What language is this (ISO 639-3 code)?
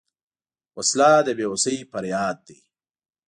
pus